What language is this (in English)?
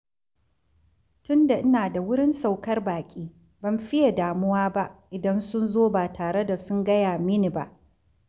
Hausa